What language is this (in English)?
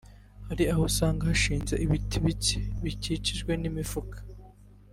Kinyarwanda